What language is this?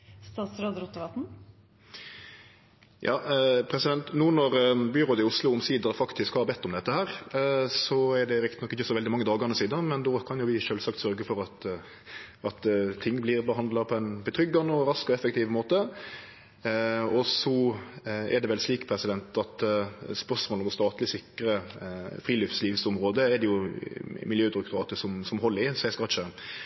Norwegian Nynorsk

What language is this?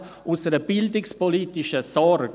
Swiss German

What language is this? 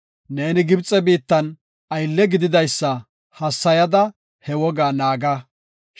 Gofa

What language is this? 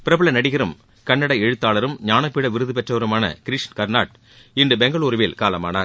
Tamil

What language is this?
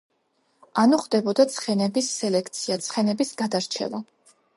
Georgian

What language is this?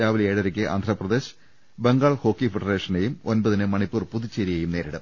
Malayalam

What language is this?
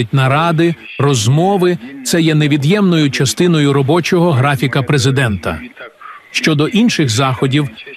Ukrainian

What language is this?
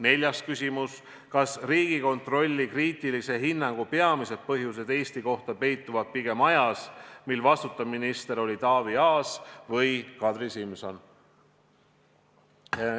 Estonian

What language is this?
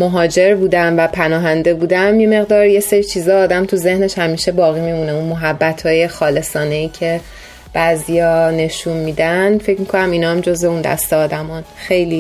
Persian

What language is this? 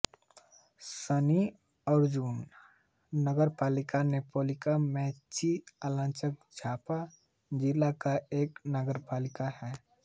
Hindi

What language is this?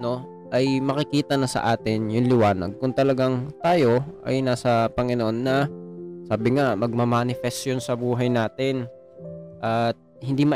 Filipino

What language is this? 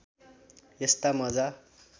Nepali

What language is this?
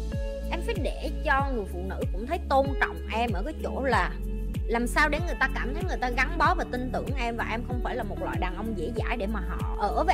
Vietnamese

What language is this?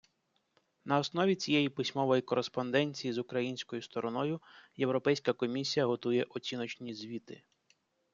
Ukrainian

